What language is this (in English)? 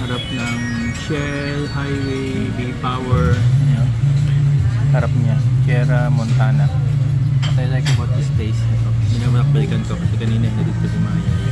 Filipino